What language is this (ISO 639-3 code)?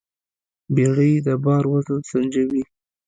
pus